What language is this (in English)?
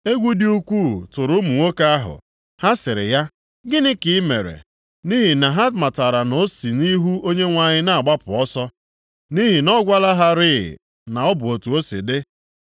Igbo